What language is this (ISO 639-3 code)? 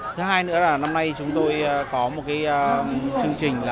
vie